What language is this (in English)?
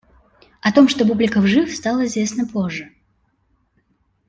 Russian